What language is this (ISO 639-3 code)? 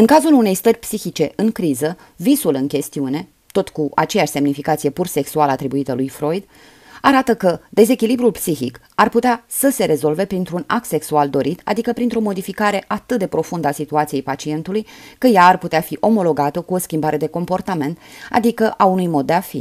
ron